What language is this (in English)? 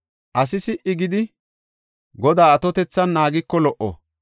Gofa